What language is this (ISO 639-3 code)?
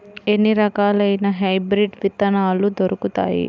tel